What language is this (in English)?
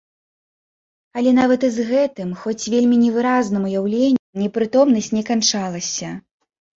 Belarusian